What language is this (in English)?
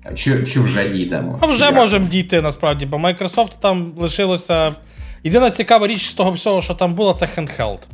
Ukrainian